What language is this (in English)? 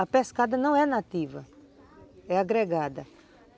Portuguese